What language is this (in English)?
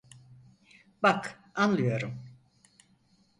Turkish